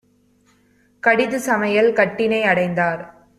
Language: Tamil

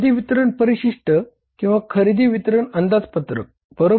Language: Marathi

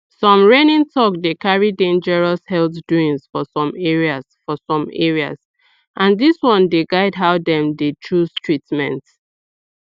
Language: Nigerian Pidgin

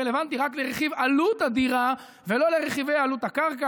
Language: Hebrew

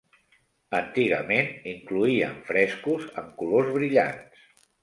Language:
Catalan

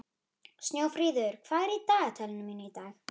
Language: Icelandic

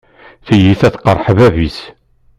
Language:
Kabyle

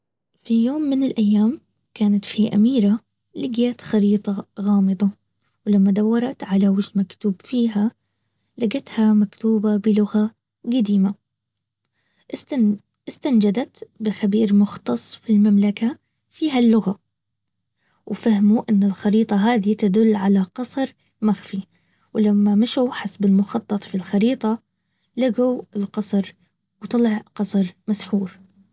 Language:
Baharna Arabic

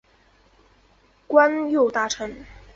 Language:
Chinese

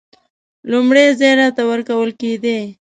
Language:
Pashto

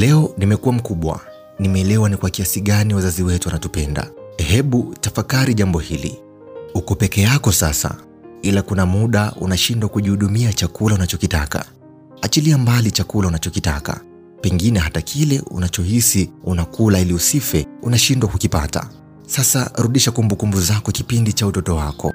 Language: Swahili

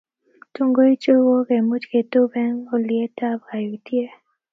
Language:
Kalenjin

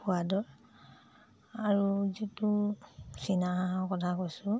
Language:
Assamese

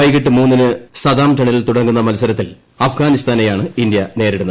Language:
Malayalam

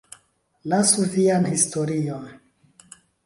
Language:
Esperanto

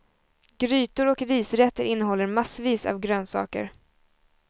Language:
Swedish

